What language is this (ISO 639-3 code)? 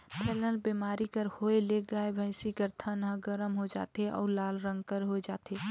hne